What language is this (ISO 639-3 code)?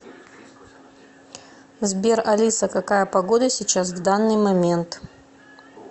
rus